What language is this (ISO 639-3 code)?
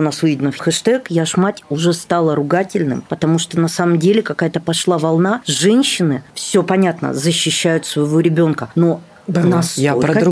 rus